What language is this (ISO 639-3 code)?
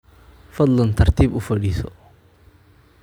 som